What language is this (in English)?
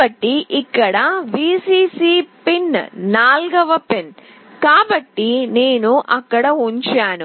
Telugu